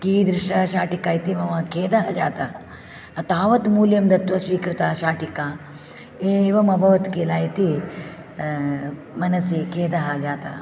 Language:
Sanskrit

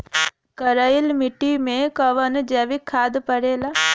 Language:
Bhojpuri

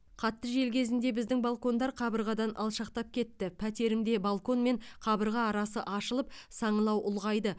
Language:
Kazakh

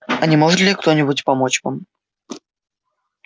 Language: Russian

